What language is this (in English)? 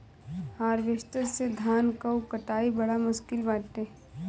Bhojpuri